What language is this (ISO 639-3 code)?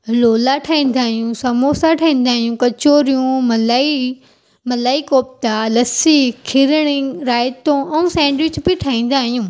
snd